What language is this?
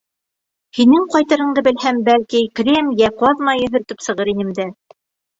Bashkir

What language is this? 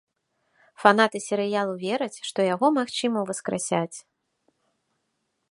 Belarusian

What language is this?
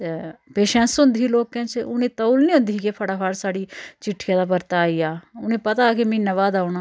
Dogri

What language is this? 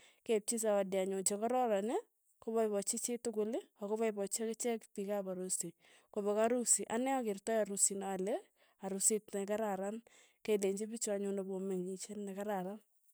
Tugen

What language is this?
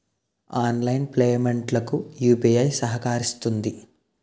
Telugu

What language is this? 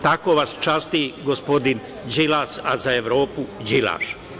Serbian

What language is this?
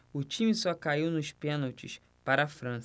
Portuguese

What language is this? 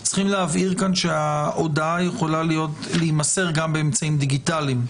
Hebrew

